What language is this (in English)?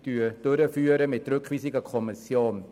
Swiss German